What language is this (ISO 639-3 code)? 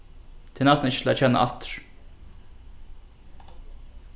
fao